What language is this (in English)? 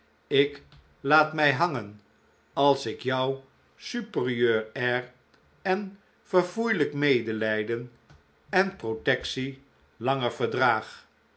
Dutch